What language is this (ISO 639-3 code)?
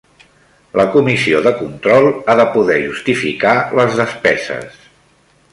cat